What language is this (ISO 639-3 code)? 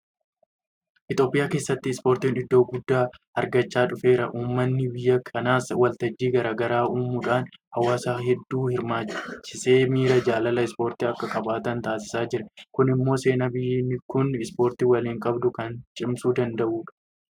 orm